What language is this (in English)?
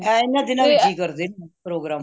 Punjabi